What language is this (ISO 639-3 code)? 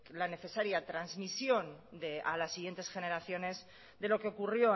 spa